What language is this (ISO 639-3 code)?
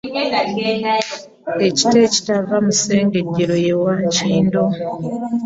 lug